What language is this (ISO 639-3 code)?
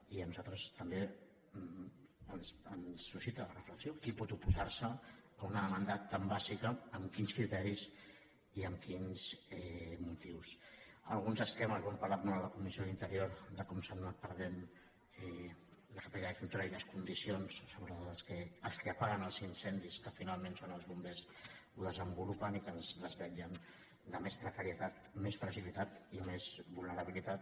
cat